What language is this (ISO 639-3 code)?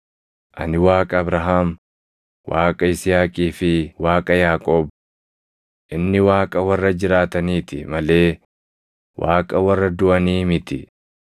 orm